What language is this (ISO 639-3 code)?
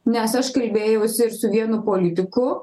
lit